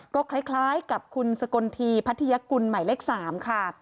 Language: Thai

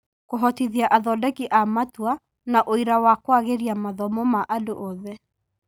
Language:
Kikuyu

